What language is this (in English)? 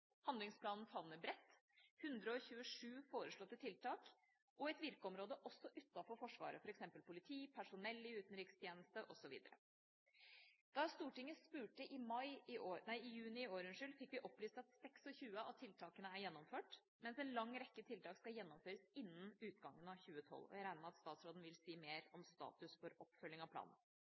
Norwegian Bokmål